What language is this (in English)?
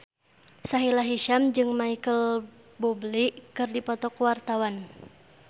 Sundanese